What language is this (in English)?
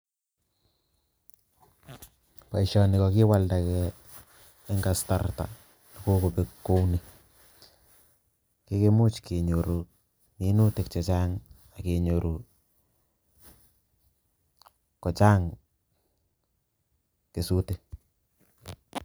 Kalenjin